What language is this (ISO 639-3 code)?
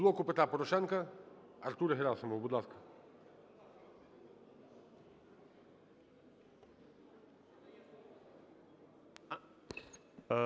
ukr